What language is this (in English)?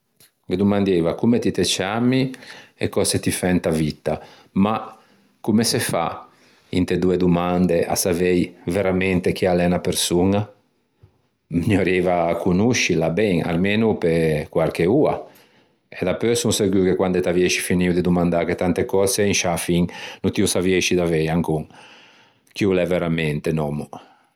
Ligurian